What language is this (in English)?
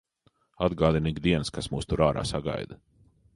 Latvian